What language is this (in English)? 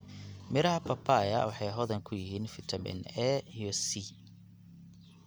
Somali